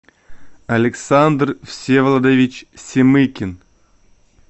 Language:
Russian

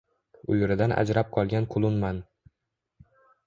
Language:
Uzbek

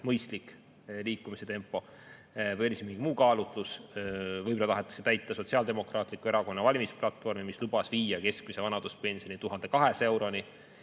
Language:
Estonian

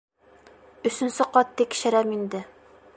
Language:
Bashkir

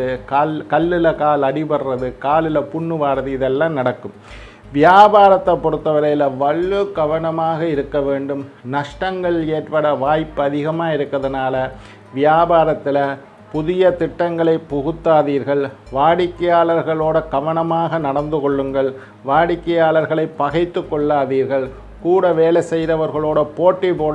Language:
Indonesian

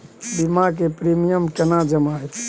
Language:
Maithili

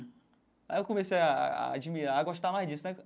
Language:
Portuguese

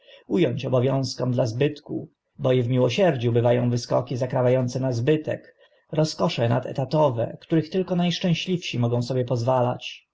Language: Polish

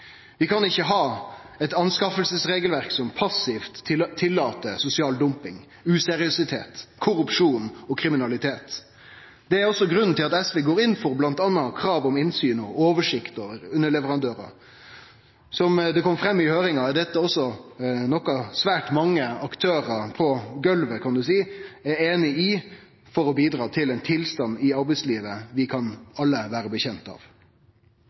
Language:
Norwegian Nynorsk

